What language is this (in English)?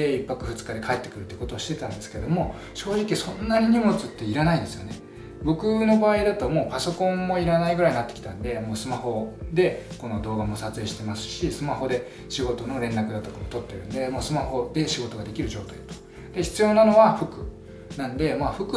Japanese